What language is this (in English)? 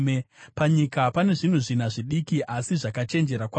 Shona